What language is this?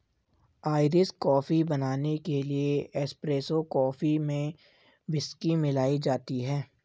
Hindi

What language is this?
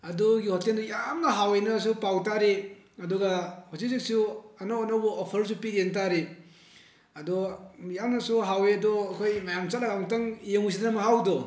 Manipuri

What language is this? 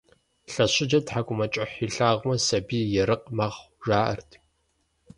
Kabardian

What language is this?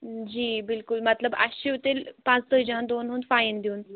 Kashmiri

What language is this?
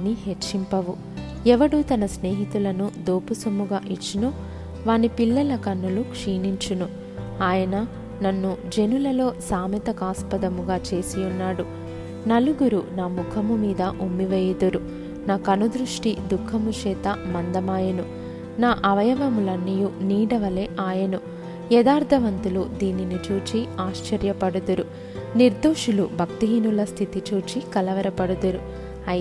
Telugu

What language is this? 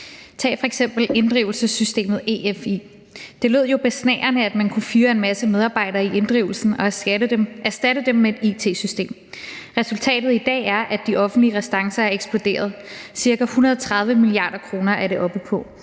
Danish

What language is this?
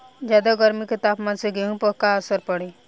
Bhojpuri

